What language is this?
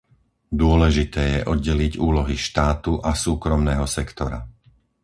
Slovak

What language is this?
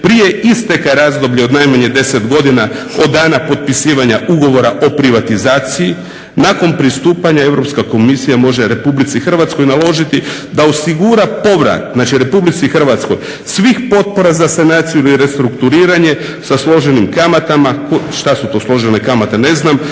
Croatian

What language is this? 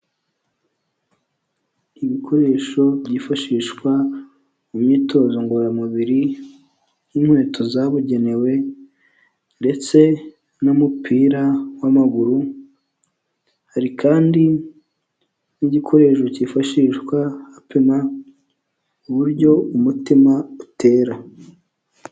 Kinyarwanda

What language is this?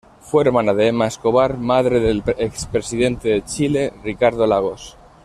Spanish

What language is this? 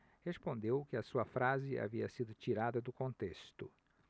Portuguese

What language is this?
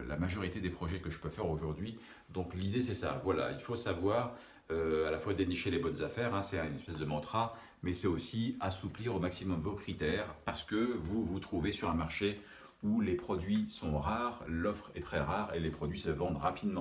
French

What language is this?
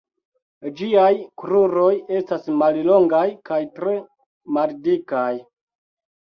Esperanto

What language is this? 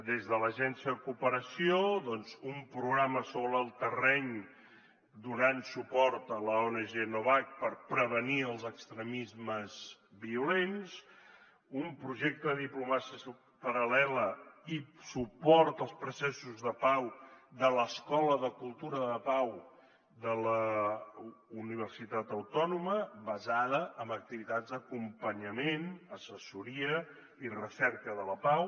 Catalan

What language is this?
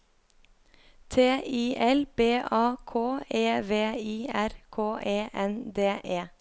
Norwegian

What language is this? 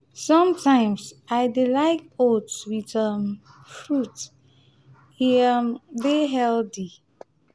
Nigerian Pidgin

